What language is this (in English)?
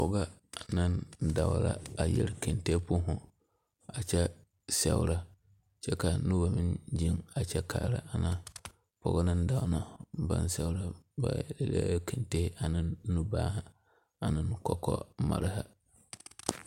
Southern Dagaare